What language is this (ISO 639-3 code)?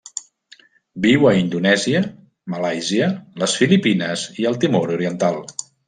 cat